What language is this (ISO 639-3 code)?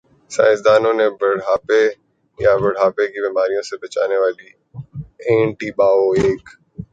urd